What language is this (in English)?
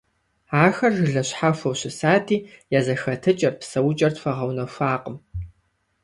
Kabardian